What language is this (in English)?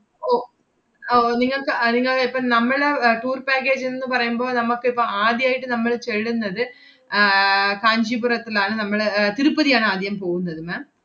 Malayalam